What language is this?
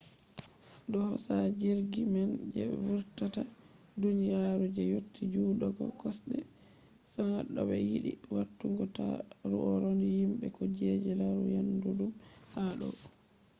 Fula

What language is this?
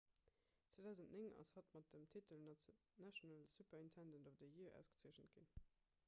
Luxembourgish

